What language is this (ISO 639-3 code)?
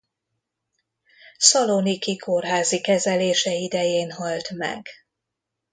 hun